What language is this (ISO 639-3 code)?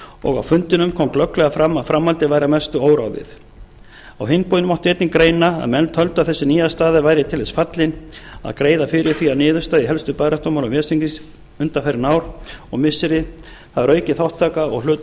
isl